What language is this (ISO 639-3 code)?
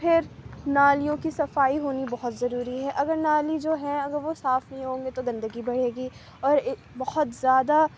urd